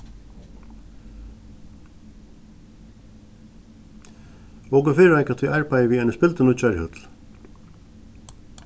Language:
Faroese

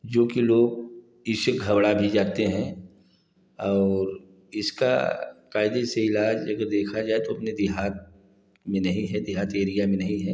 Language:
Hindi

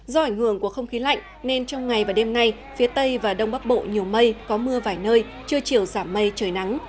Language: Vietnamese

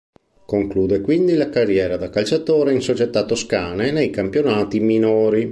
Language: Italian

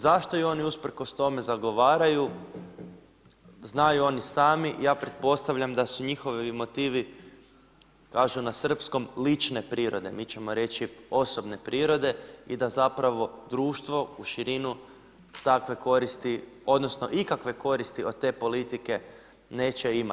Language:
Croatian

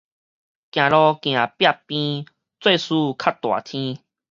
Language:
Min Nan Chinese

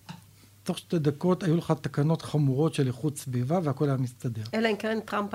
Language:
Hebrew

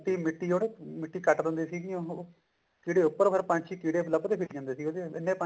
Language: Punjabi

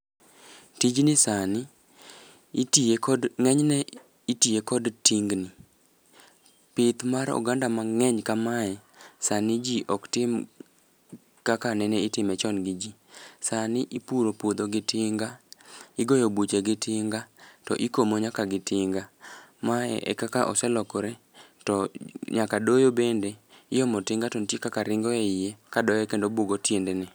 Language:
Luo (Kenya and Tanzania)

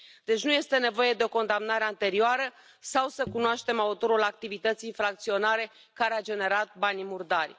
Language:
Romanian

